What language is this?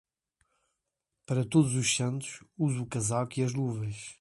Portuguese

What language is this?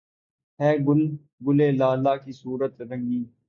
Urdu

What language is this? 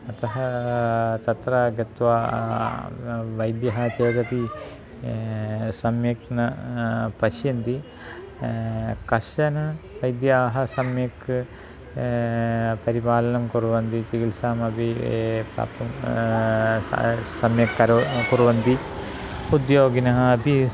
Sanskrit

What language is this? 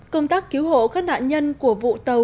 Vietnamese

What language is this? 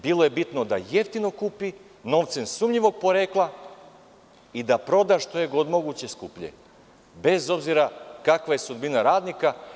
Serbian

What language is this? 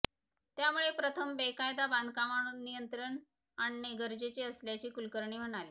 Marathi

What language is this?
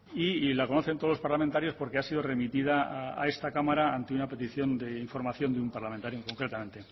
Spanish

